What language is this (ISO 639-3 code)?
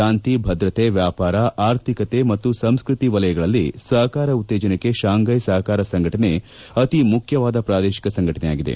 kan